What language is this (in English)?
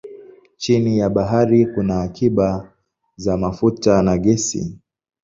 Swahili